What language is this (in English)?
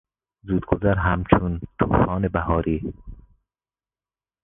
Persian